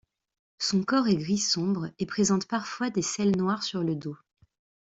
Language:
French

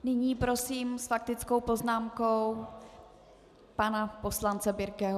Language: Czech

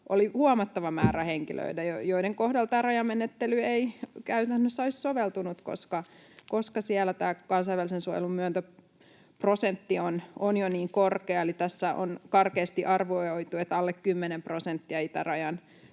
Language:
Finnish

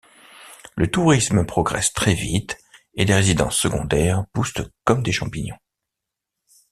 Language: French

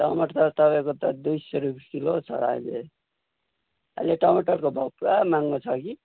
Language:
Nepali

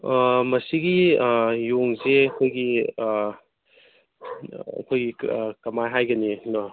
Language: Manipuri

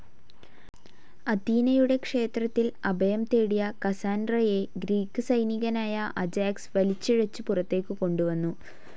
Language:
Malayalam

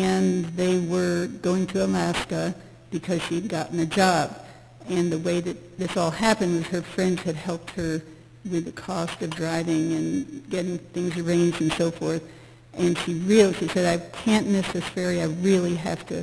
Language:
English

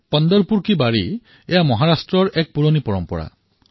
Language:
Assamese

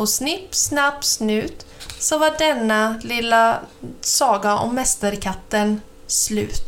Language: Swedish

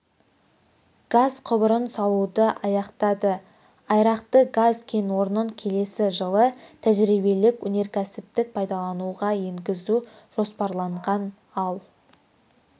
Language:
Kazakh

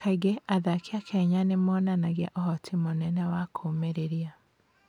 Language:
Kikuyu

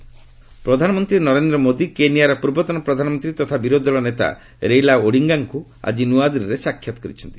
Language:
Odia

